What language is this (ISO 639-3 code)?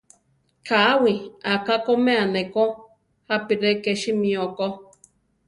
tar